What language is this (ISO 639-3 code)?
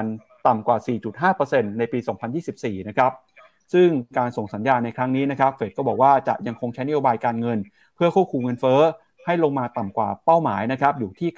tha